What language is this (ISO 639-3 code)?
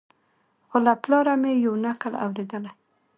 pus